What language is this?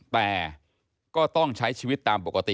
Thai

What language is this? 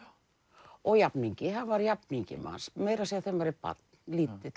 Icelandic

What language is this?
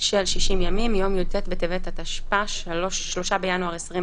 Hebrew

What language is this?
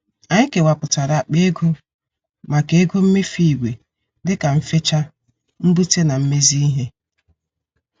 Igbo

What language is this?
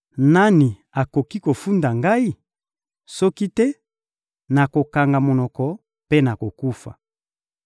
Lingala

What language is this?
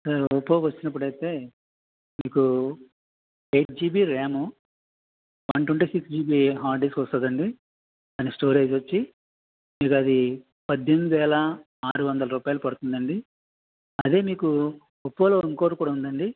Telugu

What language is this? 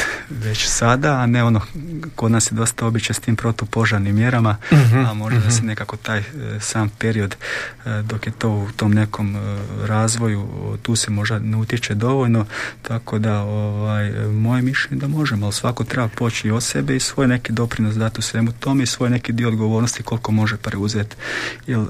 Croatian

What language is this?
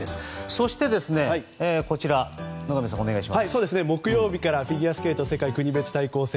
Japanese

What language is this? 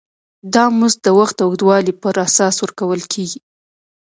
Pashto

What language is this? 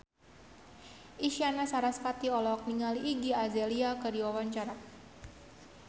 Sundanese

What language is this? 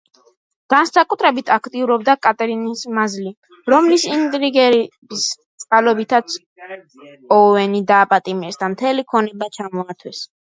Georgian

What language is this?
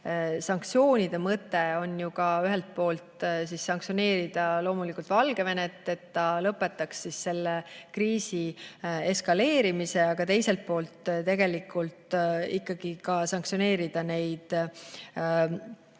Estonian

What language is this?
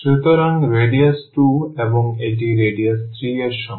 Bangla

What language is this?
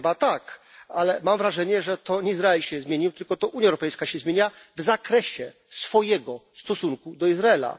Polish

